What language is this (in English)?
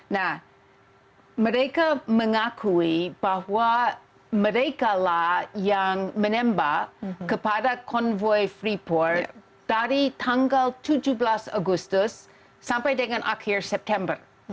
Indonesian